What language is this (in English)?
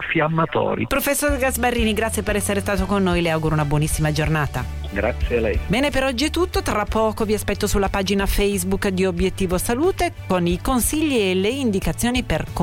Italian